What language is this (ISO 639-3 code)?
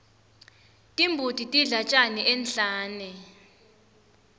ssw